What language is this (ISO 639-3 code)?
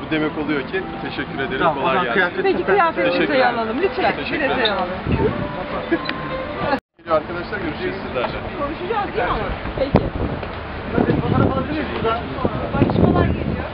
tur